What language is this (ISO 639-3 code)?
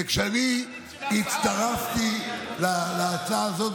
heb